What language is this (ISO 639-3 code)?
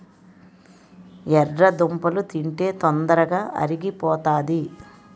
tel